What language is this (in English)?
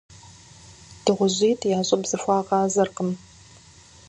Kabardian